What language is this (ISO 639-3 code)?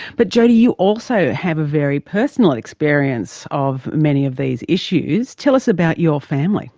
eng